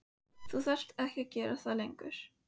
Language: Icelandic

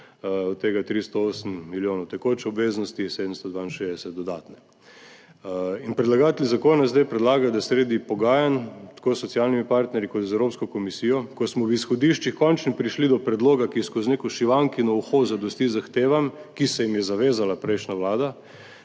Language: Slovenian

